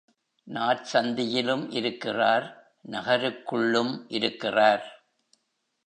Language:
Tamil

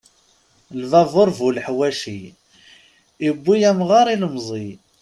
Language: Kabyle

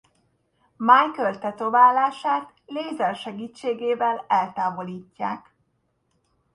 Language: Hungarian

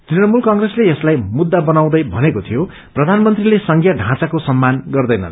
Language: Nepali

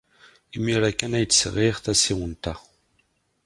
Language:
Kabyle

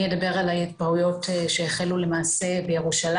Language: Hebrew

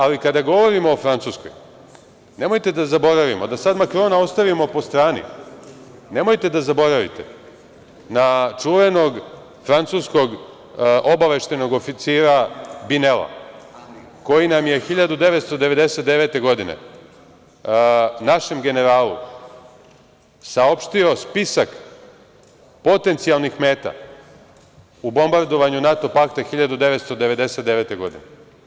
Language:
Serbian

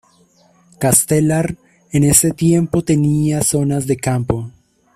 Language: Spanish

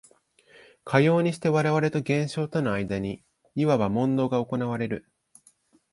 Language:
Japanese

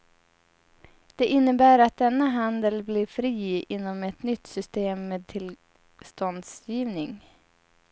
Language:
Swedish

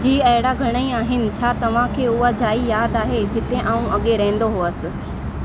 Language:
Sindhi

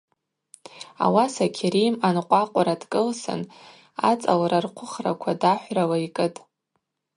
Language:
Abaza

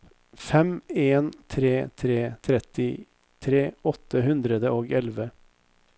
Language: Norwegian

